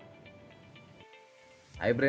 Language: Indonesian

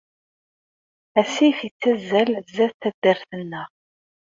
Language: Kabyle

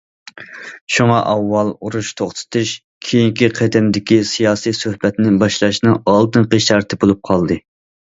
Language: Uyghur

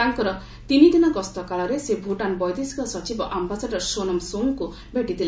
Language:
Odia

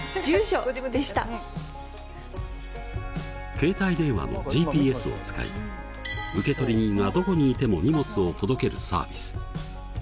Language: Japanese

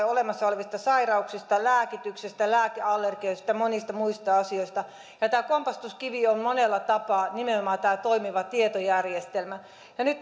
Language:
Finnish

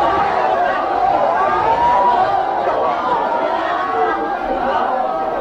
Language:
Japanese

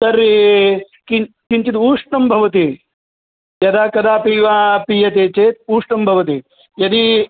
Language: Sanskrit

